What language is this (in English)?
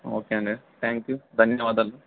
Telugu